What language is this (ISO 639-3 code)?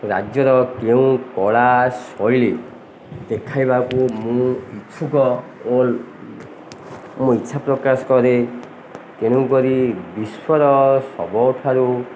ori